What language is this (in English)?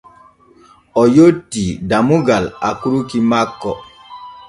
Borgu Fulfulde